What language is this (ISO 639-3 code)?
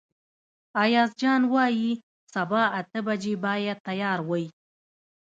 pus